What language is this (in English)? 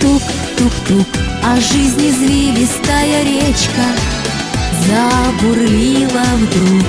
Russian